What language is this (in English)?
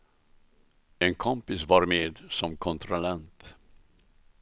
Swedish